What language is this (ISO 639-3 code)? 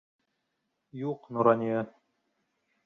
bak